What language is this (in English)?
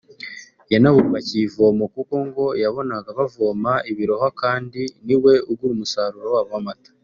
Kinyarwanda